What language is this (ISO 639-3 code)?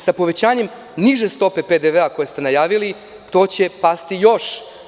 srp